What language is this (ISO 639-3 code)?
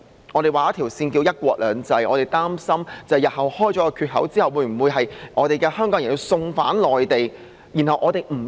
yue